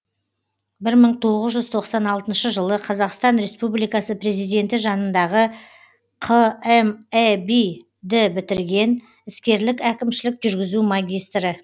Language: Kazakh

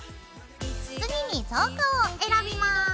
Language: Japanese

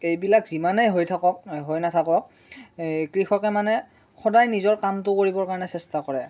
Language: Assamese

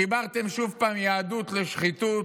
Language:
Hebrew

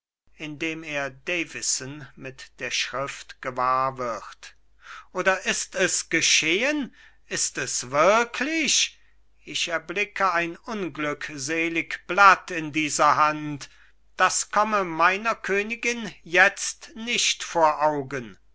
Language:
German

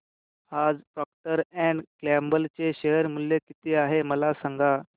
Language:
Marathi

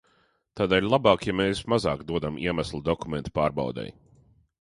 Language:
Latvian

